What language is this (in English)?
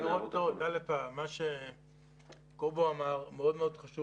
Hebrew